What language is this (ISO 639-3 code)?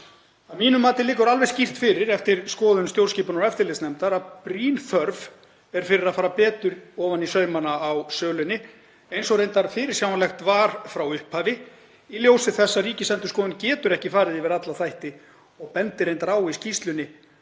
isl